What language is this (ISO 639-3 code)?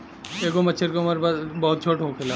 bho